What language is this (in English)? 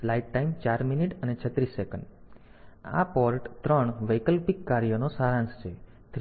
Gujarati